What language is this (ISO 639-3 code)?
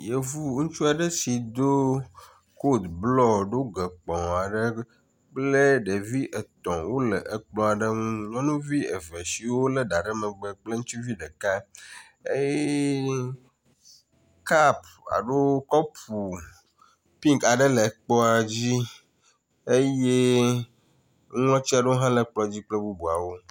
ewe